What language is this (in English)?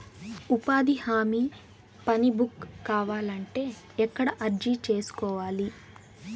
Telugu